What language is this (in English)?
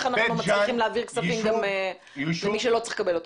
Hebrew